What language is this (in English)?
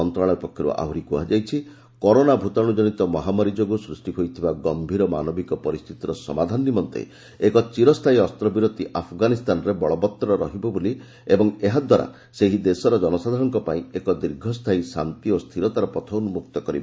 Odia